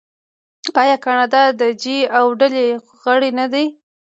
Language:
Pashto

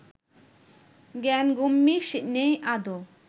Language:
Bangla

